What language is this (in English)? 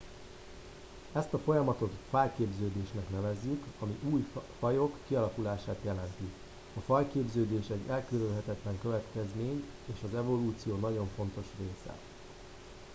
Hungarian